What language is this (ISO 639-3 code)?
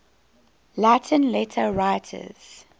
eng